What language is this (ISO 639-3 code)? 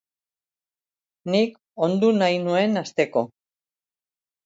eus